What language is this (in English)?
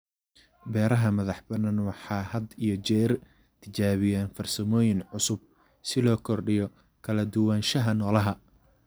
Somali